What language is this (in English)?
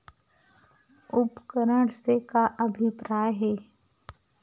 Chhattisgarhi